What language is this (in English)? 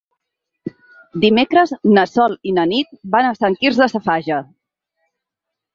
Catalan